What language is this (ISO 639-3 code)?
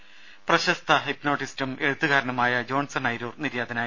mal